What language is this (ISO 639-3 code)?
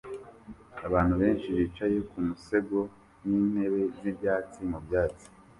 kin